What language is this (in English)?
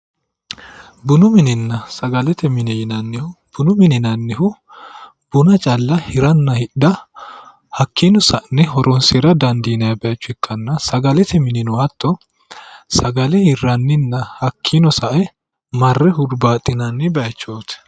Sidamo